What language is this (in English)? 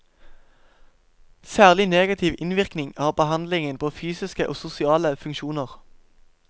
Norwegian